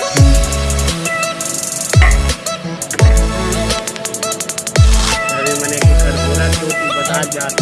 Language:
Hindi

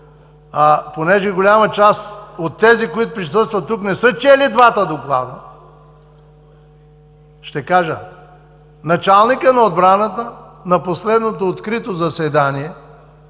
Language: Bulgarian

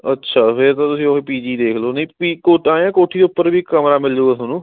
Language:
Punjabi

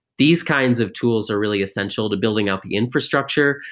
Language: English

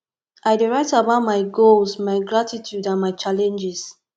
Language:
Nigerian Pidgin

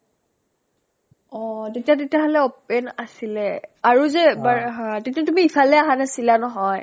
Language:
Assamese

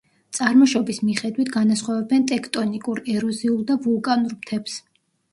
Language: Georgian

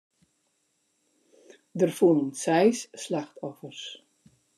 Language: Western Frisian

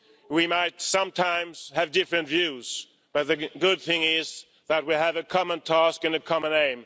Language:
English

